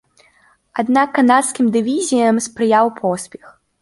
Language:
Belarusian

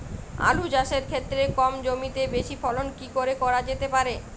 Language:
Bangla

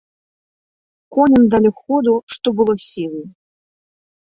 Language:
Belarusian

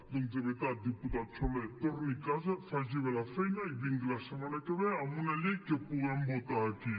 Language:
Catalan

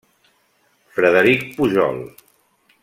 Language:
Catalan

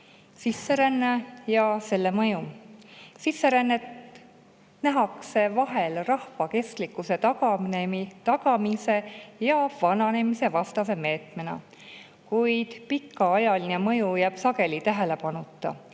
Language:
Estonian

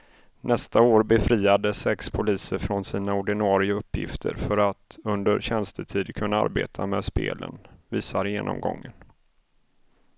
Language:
Swedish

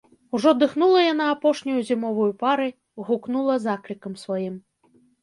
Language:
Belarusian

